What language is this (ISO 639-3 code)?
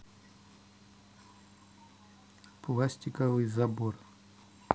rus